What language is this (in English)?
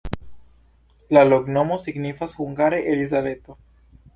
Esperanto